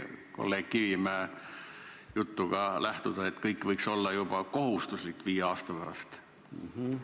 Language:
Estonian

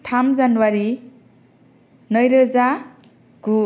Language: Bodo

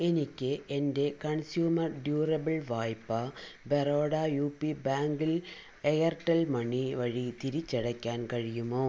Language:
Malayalam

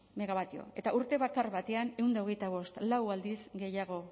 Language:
Basque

